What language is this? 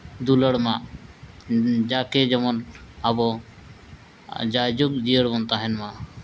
Santali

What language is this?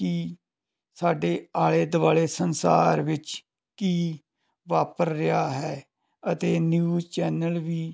Punjabi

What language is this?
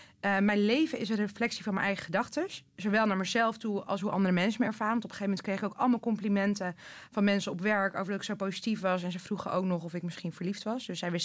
Dutch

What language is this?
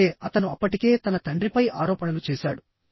Telugu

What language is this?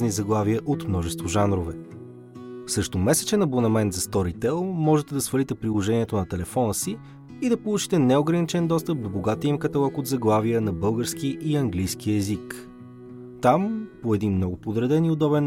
Bulgarian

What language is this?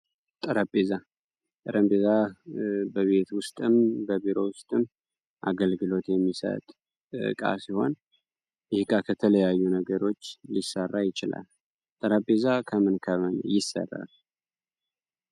Amharic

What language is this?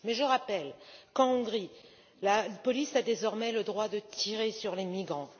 French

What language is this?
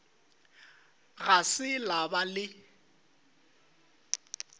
Northern Sotho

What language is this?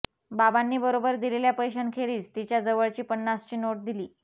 Marathi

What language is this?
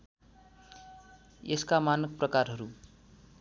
Nepali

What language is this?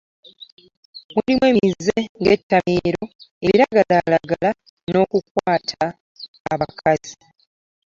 Ganda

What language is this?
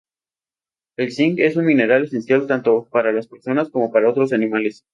Spanish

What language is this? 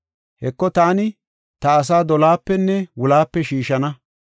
Gofa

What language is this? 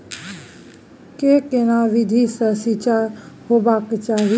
Maithili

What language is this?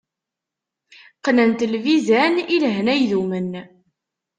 Kabyle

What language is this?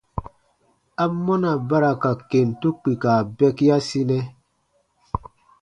Baatonum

